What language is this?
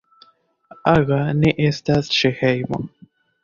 Esperanto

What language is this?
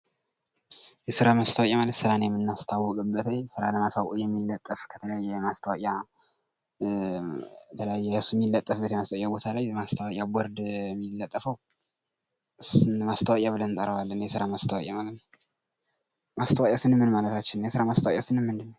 Amharic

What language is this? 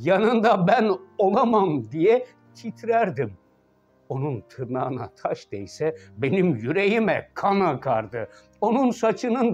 Turkish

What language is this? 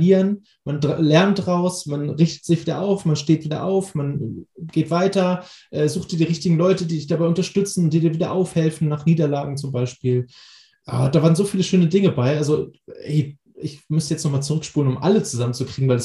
German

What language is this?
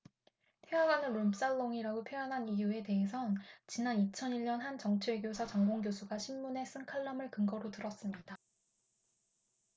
Korean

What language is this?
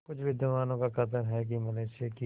Hindi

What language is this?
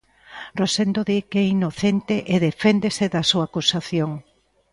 Galician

